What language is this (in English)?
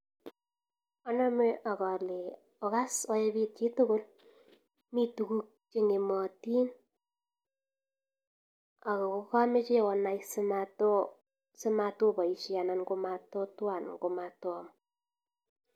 Kalenjin